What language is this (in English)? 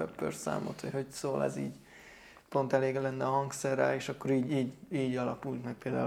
Hungarian